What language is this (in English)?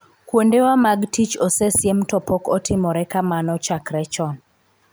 Luo (Kenya and Tanzania)